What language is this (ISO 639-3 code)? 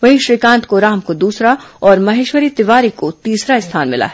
hin